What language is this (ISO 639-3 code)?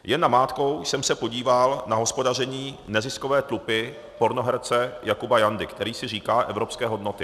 ces